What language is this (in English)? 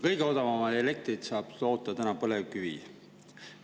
Estonian